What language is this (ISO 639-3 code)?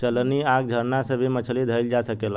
bho